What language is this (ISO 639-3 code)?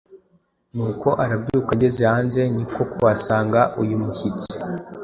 kin